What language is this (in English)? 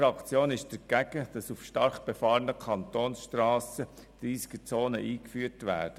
Swiss German